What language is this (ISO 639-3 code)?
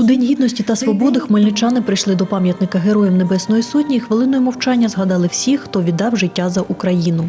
ukr